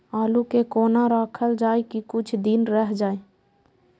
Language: Maithili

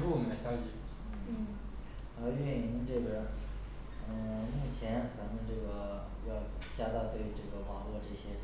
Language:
Chinese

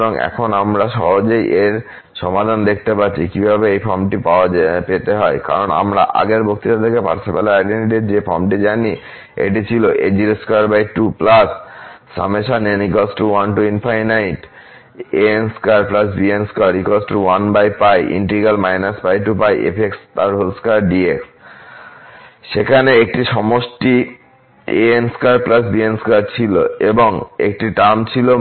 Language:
Bangla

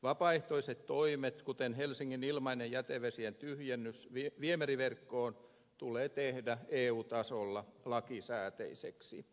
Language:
Finnish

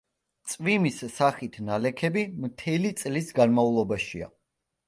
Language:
Georgian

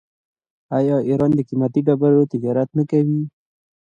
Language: Pashto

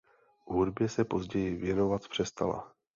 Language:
Czech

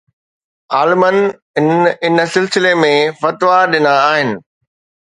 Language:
Sindhi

